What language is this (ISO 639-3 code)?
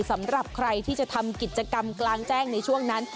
tha